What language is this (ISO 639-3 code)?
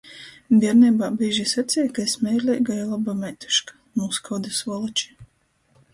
ltg